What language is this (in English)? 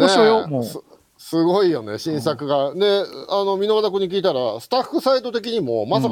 Japanese